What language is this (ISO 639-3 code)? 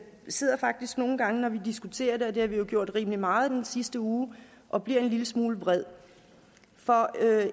dan